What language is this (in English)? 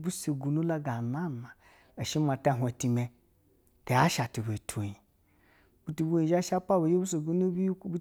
Basa (Nigeria)